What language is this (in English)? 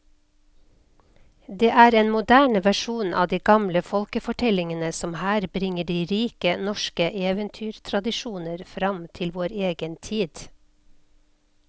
Norwegian